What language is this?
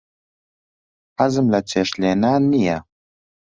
Central Kurdish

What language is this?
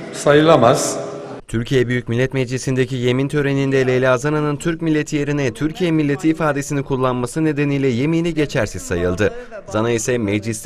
Turkish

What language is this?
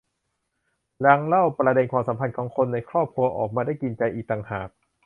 Thai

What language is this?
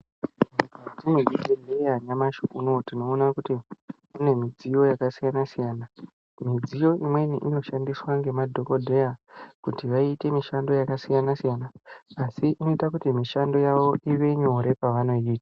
Ndau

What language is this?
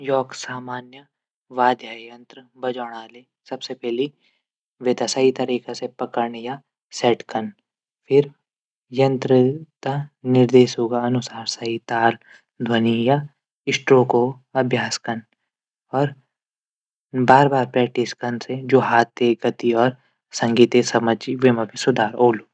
Garhwali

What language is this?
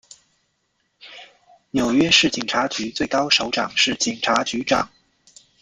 Chinese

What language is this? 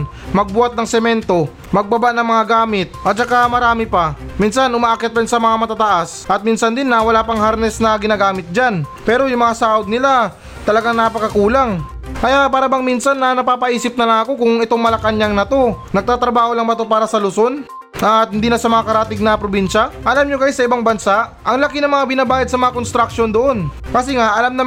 Filipino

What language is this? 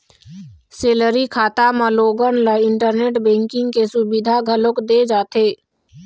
Chhattisgarhi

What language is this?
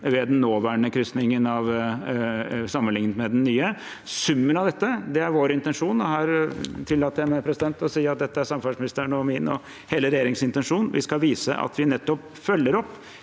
Norwegian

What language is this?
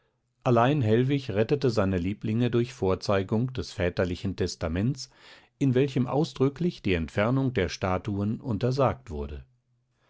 German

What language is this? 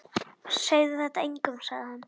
Icelandic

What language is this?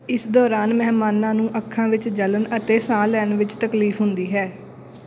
Punjabi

